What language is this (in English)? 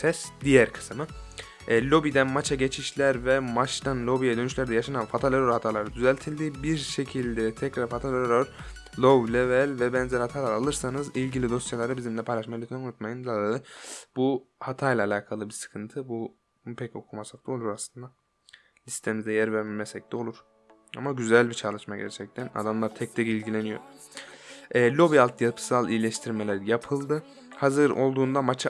Turkish